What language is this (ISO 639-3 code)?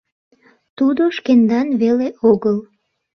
chm